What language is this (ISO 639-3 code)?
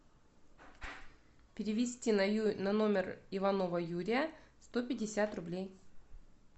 rus